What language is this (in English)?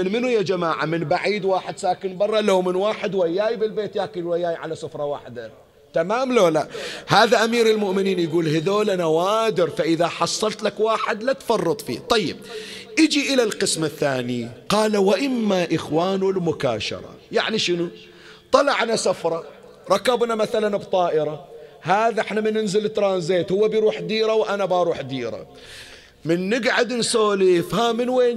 Arabic